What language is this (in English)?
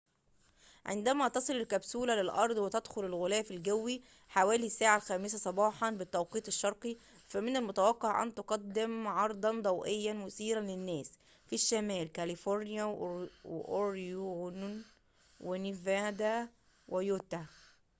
Arabic